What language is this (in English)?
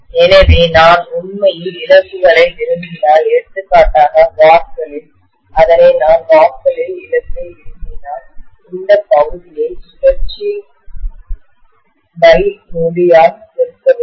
Tamil